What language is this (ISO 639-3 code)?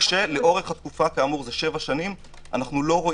heb